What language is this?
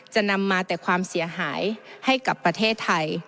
Thai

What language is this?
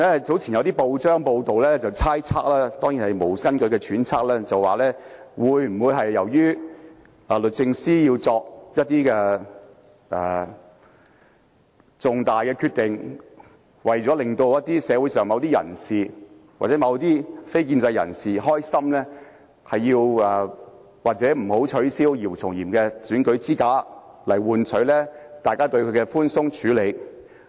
Cantonese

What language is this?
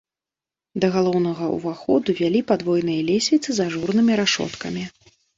Belarusian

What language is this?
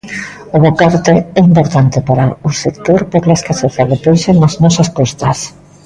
Galician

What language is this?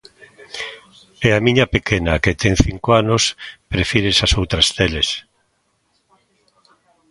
Galician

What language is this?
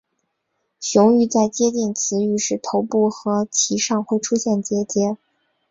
Chinese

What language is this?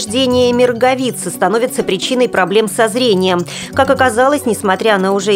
Russian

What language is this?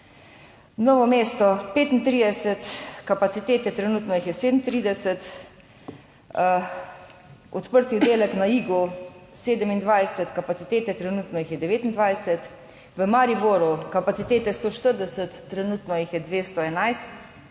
Slovenian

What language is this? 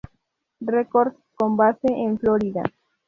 Spanish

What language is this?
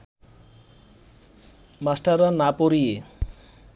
Bangla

